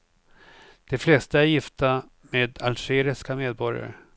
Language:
Swedish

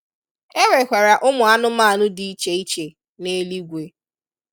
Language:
Igbo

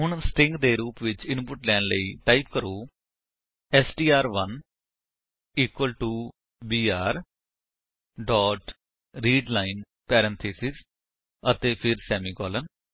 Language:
Punjabi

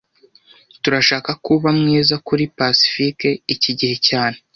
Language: Kinyarwanda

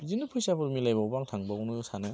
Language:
Bodo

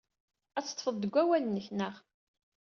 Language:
Kabyle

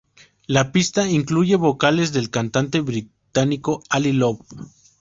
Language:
Spanish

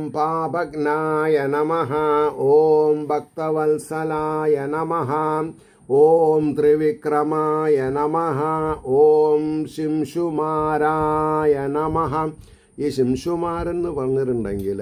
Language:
Malayalam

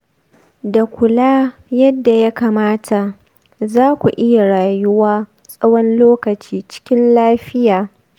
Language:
Hausa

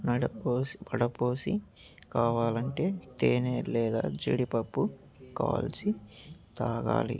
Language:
Telugu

